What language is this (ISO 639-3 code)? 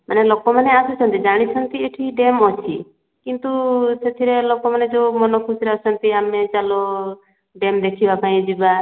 ori